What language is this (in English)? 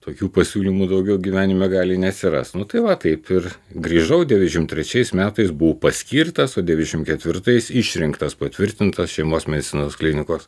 Lithuanian